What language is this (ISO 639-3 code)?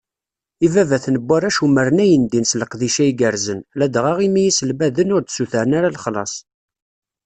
kab